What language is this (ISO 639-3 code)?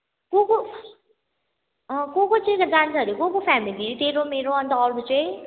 nep